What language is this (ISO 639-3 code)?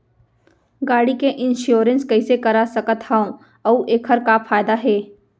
hne